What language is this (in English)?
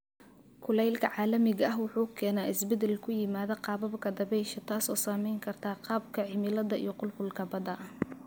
Somali